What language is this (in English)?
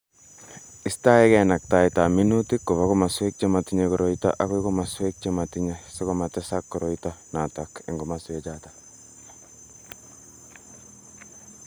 Kalenjin